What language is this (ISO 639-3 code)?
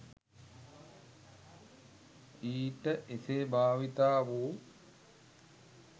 sin